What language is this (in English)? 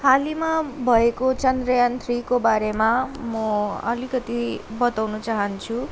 Nepali